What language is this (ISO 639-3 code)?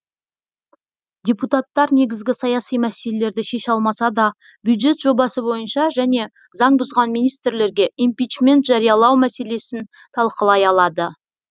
kaz